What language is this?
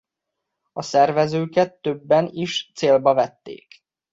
Hungarian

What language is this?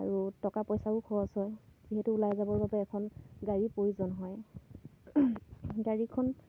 Assamese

